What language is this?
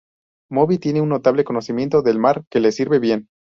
Spanish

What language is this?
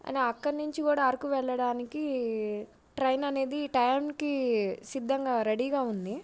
Telugu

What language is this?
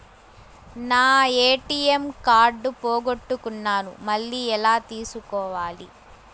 Telugu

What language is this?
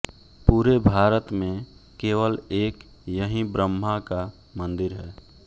Hindi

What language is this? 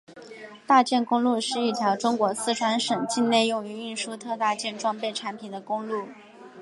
Chinese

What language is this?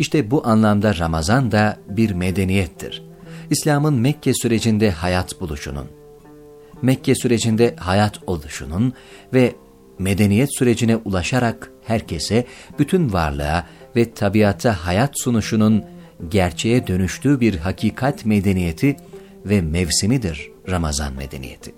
Turkish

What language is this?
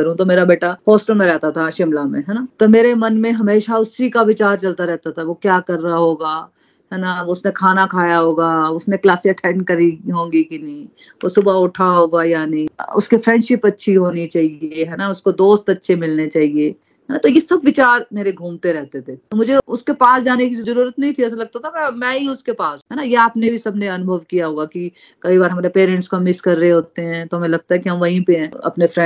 Hindi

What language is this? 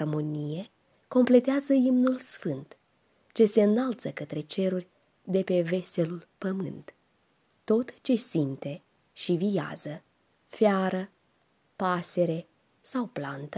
Romanian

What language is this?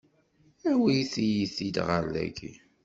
Kabyle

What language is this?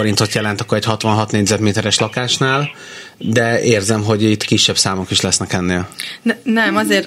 Hungarian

